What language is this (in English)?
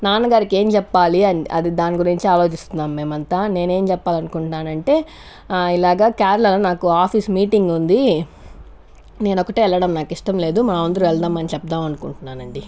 Telugu